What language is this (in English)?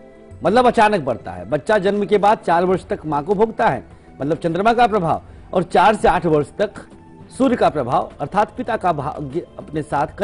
Hindi